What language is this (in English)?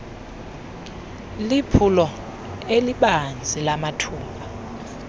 Xhosa